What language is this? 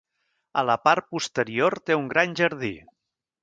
Catalan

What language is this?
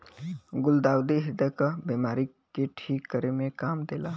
Bhojpuri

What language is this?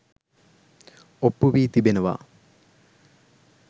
Sinhala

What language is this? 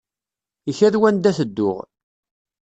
Kabyle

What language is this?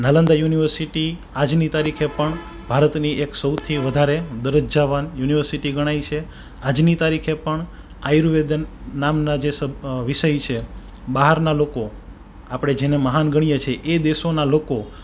Gujarati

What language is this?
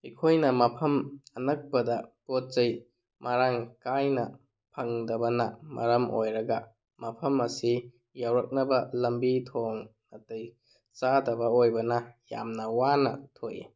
Manipuri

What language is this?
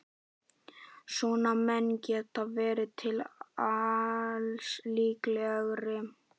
Icelandic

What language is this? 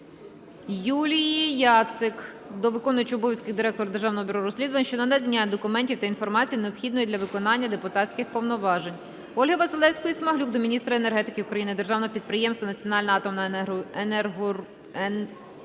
Ukrainian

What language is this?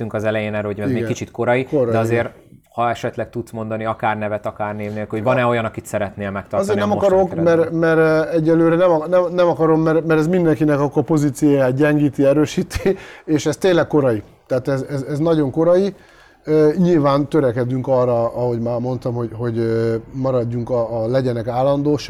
Hungarian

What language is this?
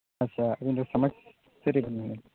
Santali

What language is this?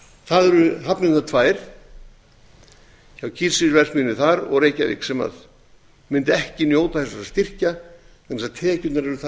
Icelandic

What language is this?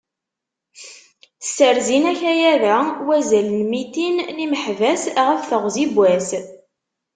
Kabyle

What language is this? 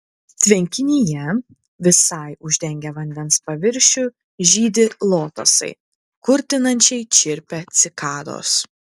Lithuanian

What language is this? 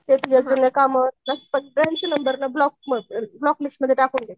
Marathi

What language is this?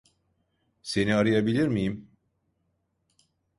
Turkish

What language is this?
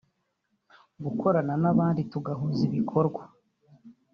Kinyarwanda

